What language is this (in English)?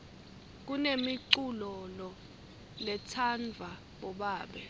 Swati